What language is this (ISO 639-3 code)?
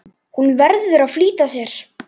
isl